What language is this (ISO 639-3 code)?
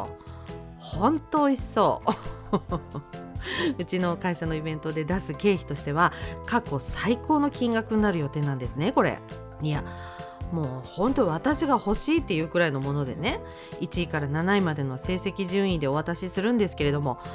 jpn